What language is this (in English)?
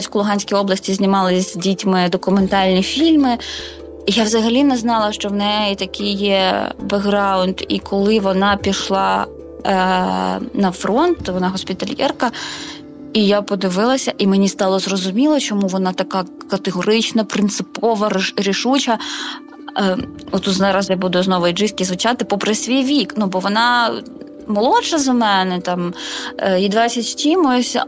Ukrainian